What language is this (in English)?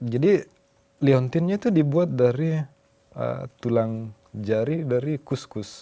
Indonesian